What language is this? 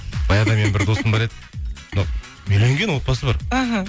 Kazakh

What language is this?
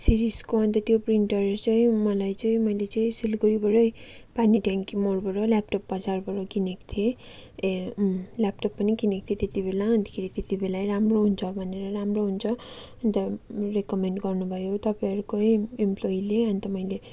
Nepali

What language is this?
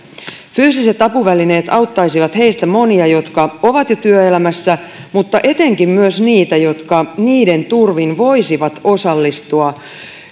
Finnish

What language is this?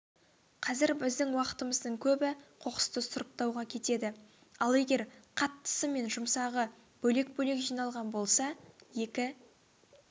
Kazakh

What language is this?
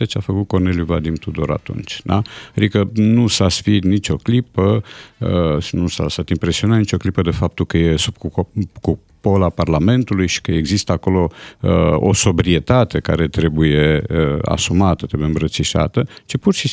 Romanian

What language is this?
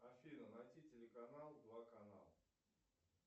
Russian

